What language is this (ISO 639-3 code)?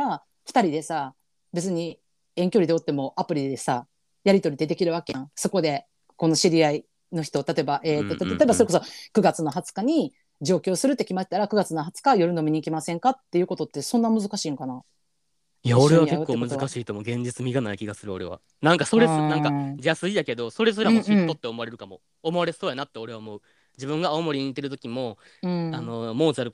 jpn